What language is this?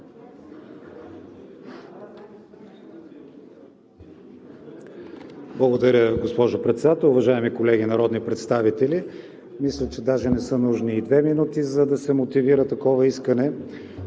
Bulgarian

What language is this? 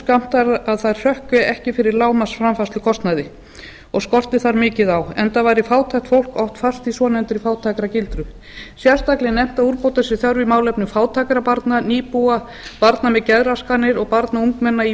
Icelandic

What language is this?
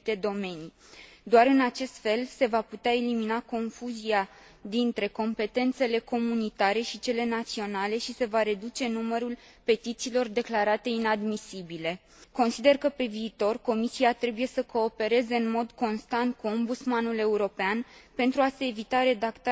Romanian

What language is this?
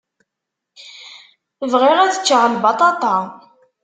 Kabyle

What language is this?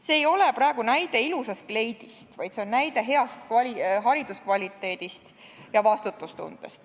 Estonian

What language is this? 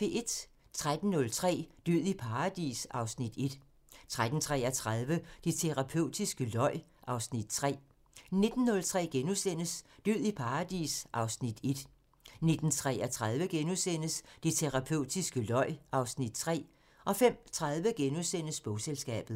Danish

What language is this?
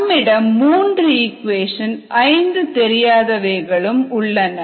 Tamil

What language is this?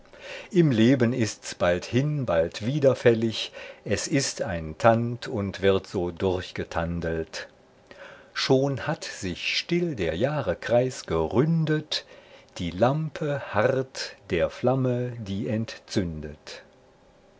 German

